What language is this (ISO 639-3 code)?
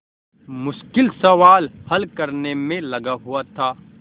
hin